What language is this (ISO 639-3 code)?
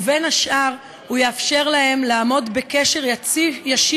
heb